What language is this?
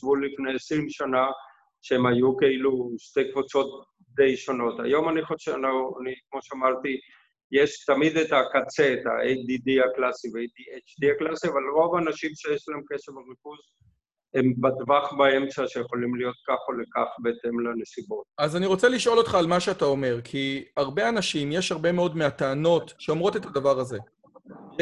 Hebrew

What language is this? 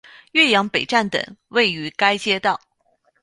Chinese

